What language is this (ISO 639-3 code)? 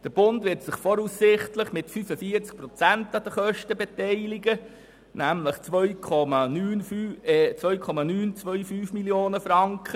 gsw